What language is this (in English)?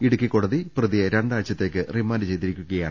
Malayalam